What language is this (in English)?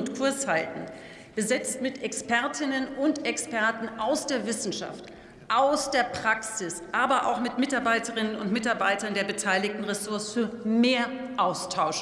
German